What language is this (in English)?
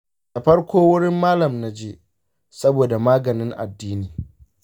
Hausa